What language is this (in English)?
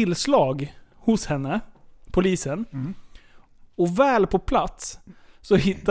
Swedish